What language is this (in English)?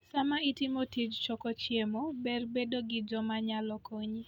Luo (Kenya and Tanzania)